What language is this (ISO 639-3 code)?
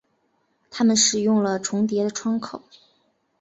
zho